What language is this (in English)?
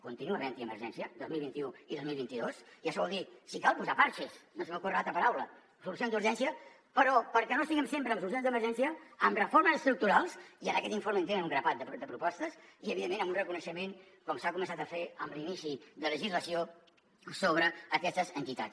Catalan